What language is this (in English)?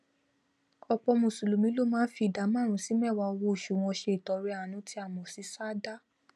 Yoruba